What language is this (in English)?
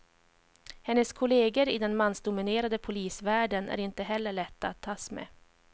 Swedish